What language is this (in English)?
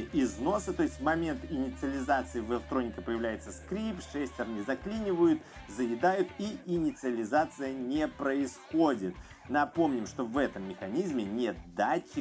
Russian